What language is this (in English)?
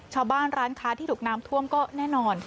Thai